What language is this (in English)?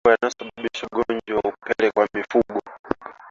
Swahili